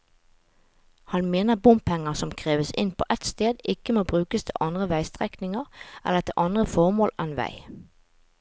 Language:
Norwegian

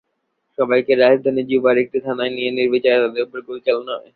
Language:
Bangla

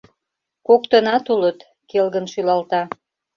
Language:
Mari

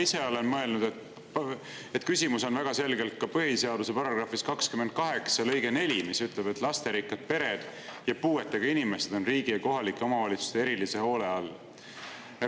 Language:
Estonian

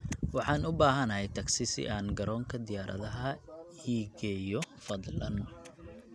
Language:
Somali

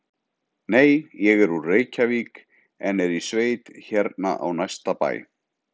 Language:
Icelandic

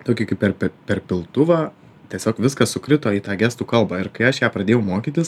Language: Lithuanian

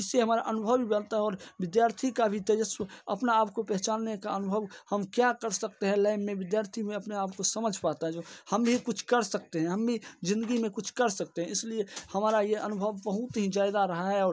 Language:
Hindi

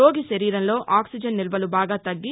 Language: Telugu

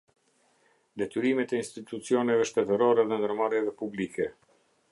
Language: Albanian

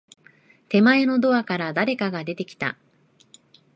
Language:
Japanese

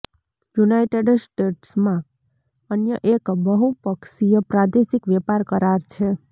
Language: Gujarati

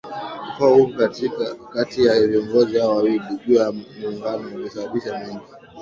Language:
Swahili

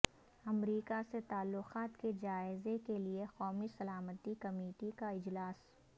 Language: Urdu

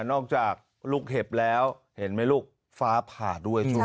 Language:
Thai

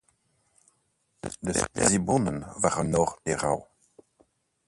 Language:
Dutch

